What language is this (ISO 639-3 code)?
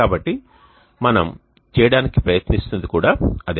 tel